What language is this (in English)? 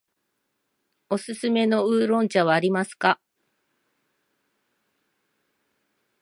Japanese